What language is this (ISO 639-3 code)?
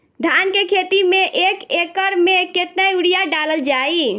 bho